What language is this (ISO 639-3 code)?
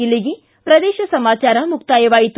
kan